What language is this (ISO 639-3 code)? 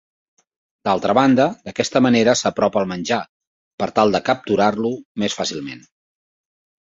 cat